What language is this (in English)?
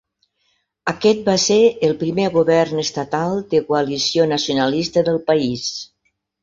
Catalan